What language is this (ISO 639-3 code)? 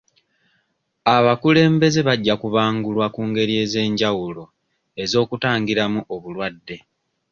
lug